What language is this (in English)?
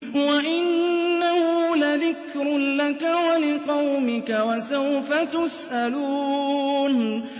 Arabic